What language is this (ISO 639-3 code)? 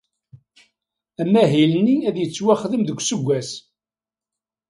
kab